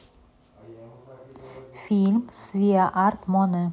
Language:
Russian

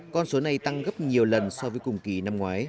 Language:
Vietnamese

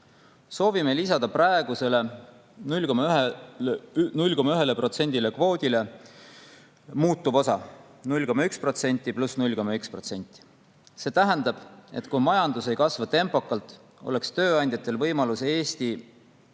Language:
Estonian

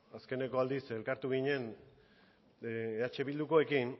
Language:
Basque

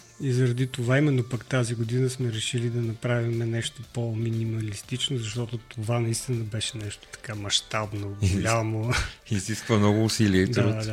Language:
Bulgarian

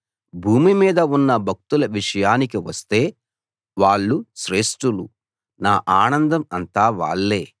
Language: Telugu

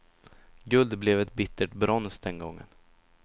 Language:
Swedish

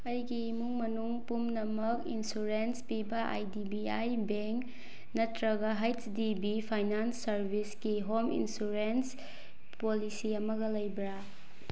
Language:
Manipuri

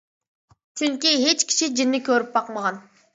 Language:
Uyghur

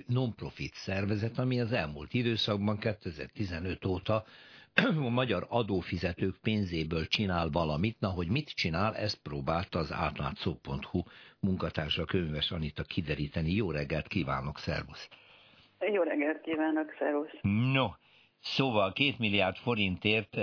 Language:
Hungarian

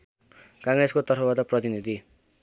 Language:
Nepali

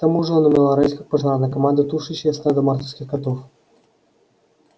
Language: Russian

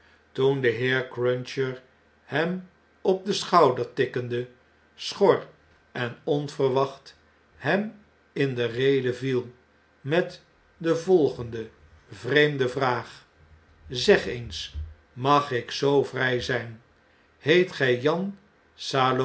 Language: Dutch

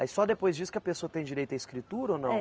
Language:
Portuguese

